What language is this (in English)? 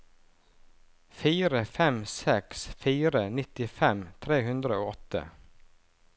Norwegian